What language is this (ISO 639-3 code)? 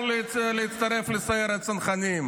heb